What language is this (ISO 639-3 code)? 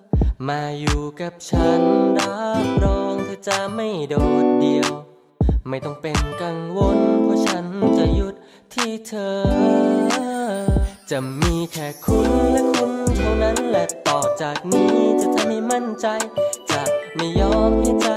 tha